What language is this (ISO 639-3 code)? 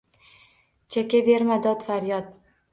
uzb